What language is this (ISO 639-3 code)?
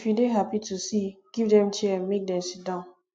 pcm